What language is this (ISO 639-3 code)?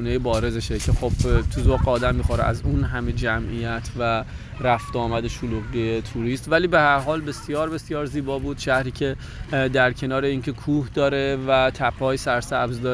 fas